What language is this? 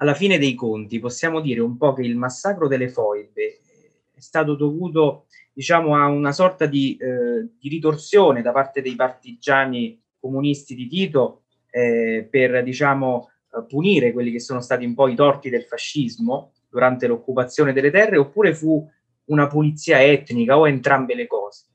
Italian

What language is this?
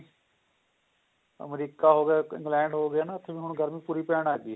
Punjabi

